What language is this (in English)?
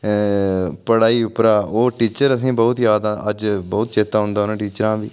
Dogri